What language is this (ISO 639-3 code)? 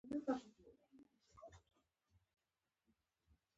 pus